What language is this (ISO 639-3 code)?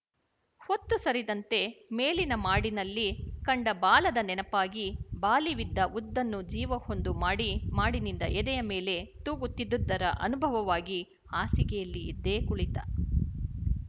kan